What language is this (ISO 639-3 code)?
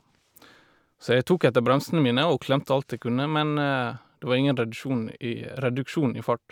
nor